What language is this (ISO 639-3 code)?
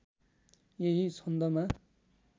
nep